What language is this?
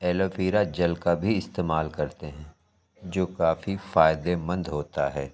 Urdu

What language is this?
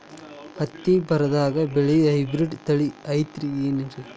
Kannada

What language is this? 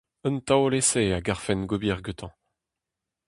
Breton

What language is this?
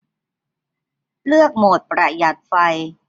Thai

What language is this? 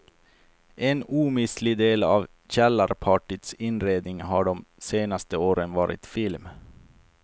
Swedish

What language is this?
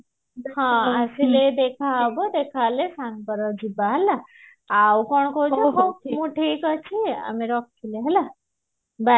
Odia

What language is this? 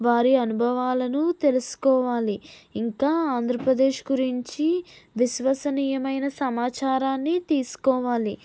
Telugu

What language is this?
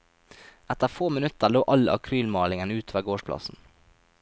Norwegian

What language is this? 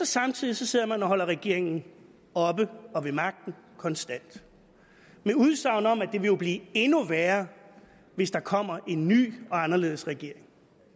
Danish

